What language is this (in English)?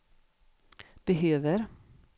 Swedish